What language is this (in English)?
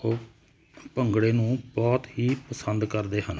Punjabi